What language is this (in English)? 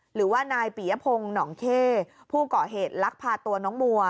Thai